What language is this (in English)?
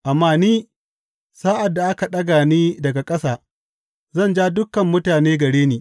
Hausa